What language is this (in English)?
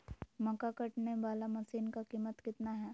Magahi